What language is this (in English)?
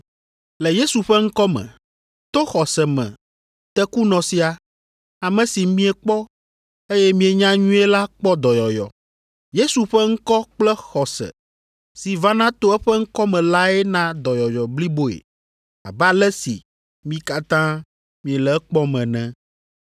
Ewe